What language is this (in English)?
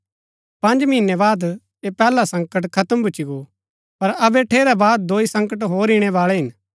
Gaddi